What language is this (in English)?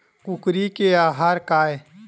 Chhattisgarhi